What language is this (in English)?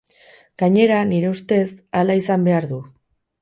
Basque